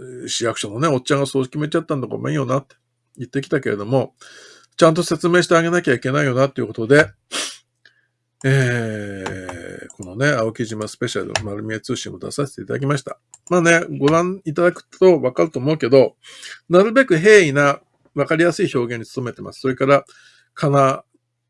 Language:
Japanese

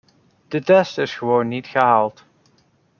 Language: Dutch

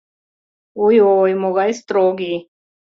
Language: Mari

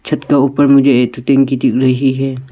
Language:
Hindi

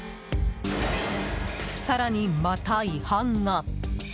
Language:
Japanese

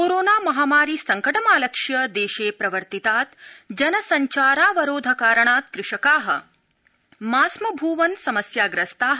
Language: Sanskrit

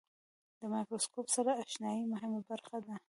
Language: Pashto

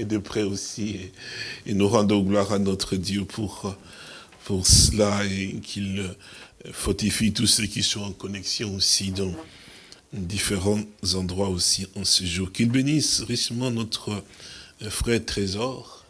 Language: French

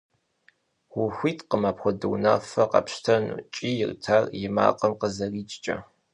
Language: Kabardian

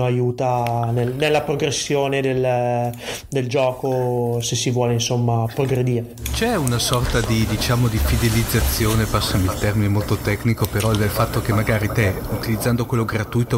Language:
Italian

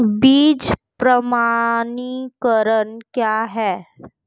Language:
Hindi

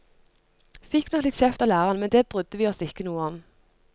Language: Norwegian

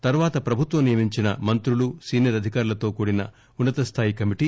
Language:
Telugu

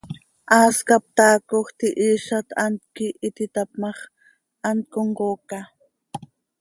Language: Seri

